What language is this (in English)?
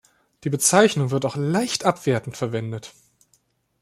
German